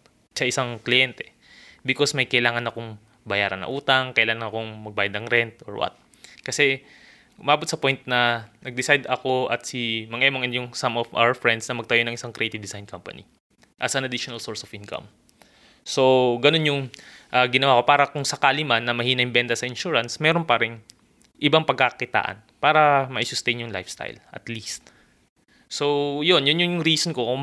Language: Filipino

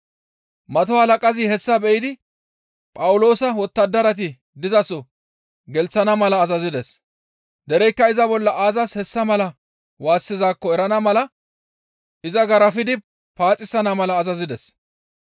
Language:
Gamo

